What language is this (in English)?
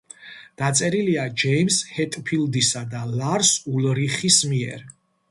Georgian